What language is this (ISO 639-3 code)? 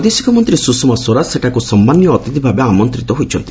ori